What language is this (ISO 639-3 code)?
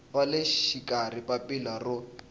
tso